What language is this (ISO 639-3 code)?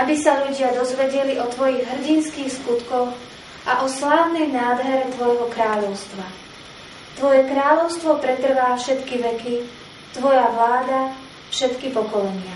ces